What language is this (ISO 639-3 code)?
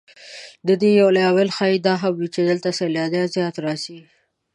pus